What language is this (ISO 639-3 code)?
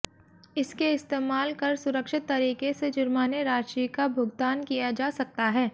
hin